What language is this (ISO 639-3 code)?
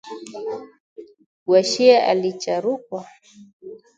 swa